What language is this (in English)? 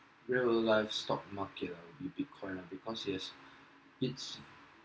English